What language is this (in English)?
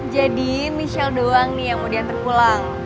Indonesian